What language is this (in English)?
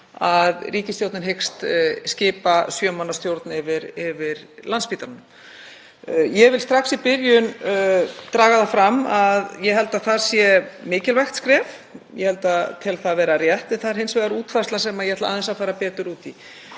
Icelandic